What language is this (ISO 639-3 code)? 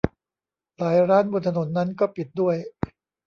tha